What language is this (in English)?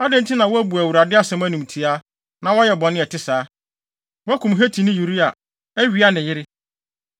Akan